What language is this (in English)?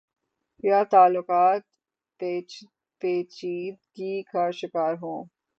Urdu